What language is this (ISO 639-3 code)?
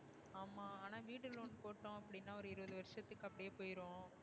tam